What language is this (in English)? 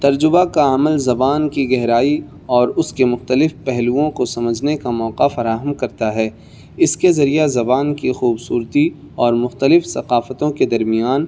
Urdu